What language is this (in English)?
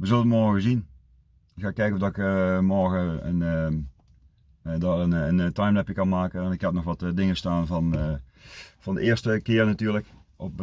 Dutch